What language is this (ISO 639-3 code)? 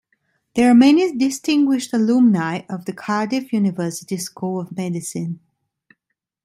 eng